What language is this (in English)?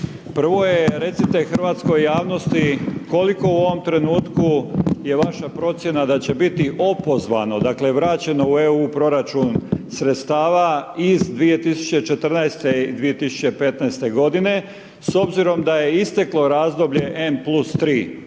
Croatian